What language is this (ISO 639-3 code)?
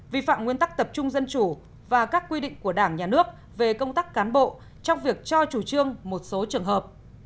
vie